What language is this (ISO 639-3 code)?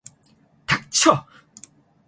kor